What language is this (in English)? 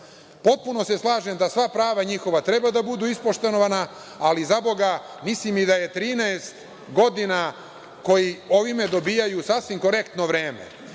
Serbian